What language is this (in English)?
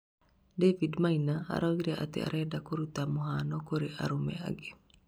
Kikuyu